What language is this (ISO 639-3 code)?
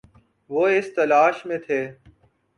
urd